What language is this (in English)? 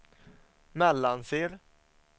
Swedish